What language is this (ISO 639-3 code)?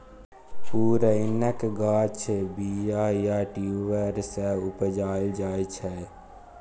mai